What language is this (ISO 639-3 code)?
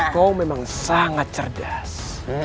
ind